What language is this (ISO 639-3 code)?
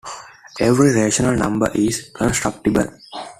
eng